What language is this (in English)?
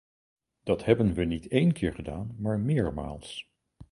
Dutch